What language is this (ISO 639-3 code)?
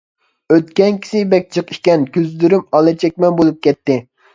uig